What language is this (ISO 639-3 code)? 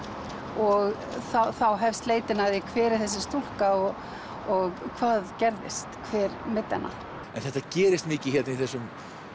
isl